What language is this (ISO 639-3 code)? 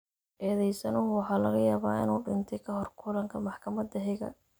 som